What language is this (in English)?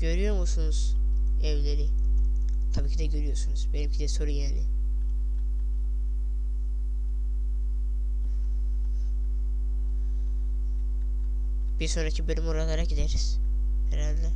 Turkish